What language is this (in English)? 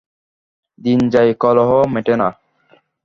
Bangla